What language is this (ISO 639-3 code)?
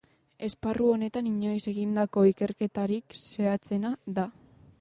eus